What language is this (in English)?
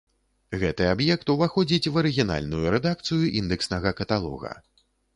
Belarusian